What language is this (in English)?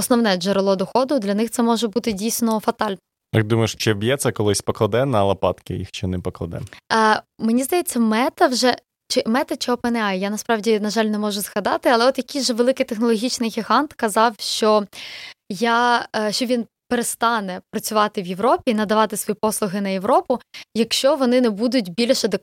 Ukrainian